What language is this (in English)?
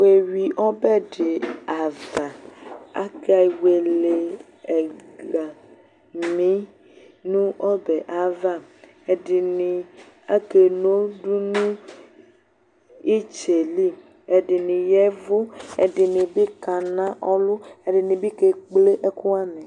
Ikposo